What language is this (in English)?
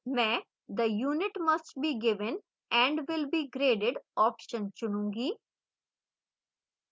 Hindi